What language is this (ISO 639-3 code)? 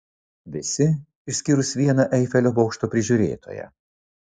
lit